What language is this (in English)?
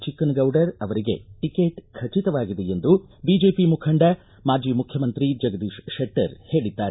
Kannada